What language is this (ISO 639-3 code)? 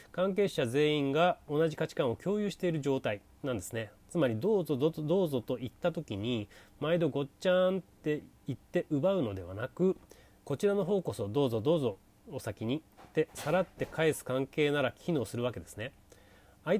jpn